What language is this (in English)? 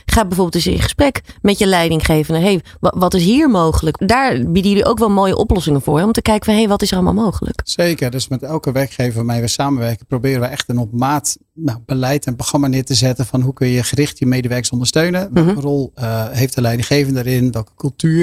Dutch